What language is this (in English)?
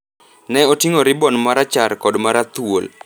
Luo (Kenya and Tanzania)